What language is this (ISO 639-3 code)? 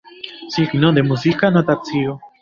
epo